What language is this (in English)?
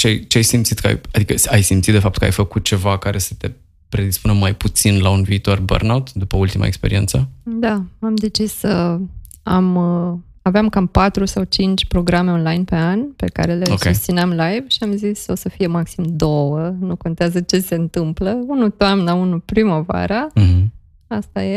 Romanian